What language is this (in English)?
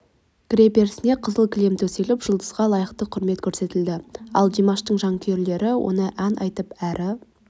Kazakh